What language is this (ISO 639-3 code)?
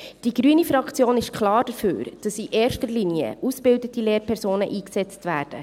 gsw